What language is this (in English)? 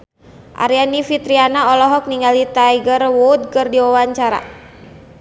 Sundanese